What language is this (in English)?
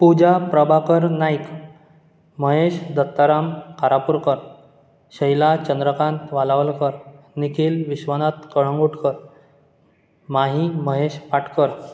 Konkani